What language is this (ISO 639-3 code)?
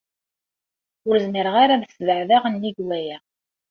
kab